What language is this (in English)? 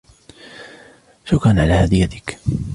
Arabic